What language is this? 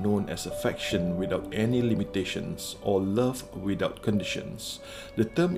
Malay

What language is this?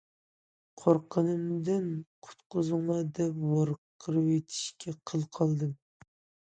Uyghur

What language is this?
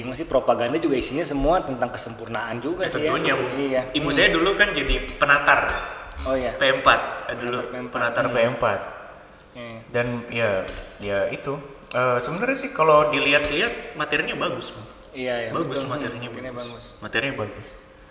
Indonesian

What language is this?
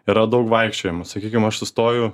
Lithuanian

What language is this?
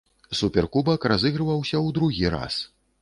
Belarusian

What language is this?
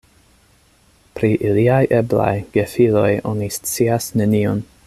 Esperanto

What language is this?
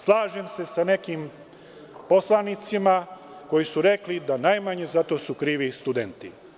Serbian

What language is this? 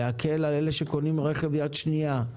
Hebrew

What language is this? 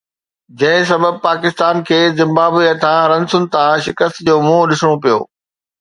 Sindhi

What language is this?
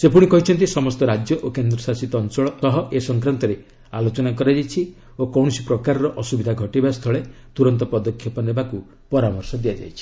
Odia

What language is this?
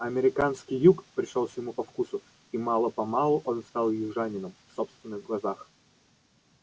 Russian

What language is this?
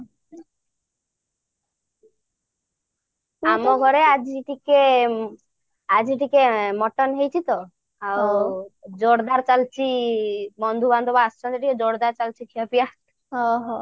Odia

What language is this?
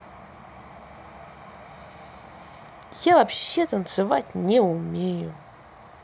Russian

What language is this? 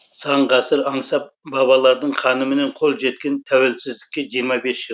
Kazakh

